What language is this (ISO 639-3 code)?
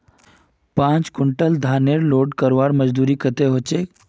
mag